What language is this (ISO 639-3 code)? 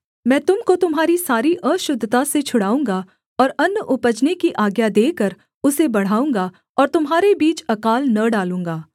hin